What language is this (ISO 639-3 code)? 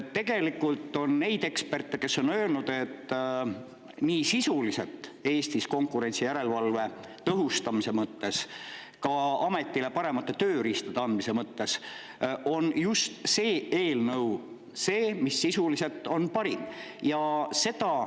est